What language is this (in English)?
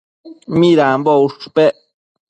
Matsés